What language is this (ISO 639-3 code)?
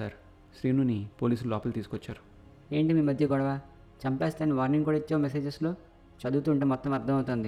tel